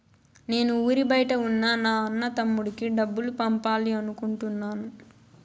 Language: Telugu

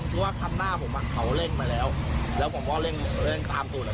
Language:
Thai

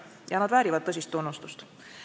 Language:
Estonian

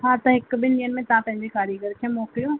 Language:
Sindhi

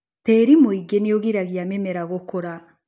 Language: Kikuyu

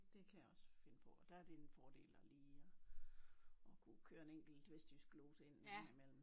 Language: Danish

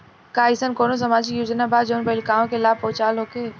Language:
Bhojpuri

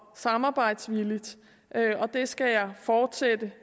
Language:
Danish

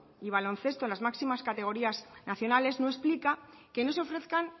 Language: Spanish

